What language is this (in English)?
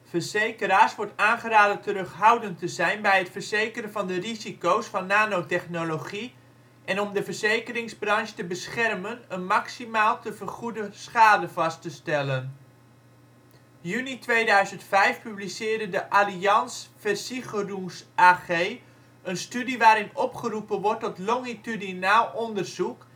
Dutch